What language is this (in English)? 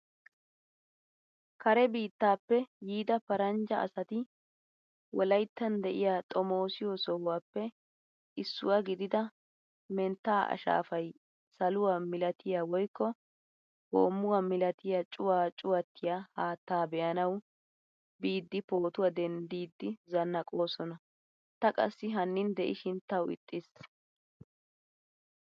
Wolaytta